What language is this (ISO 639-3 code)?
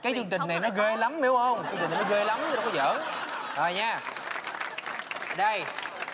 vie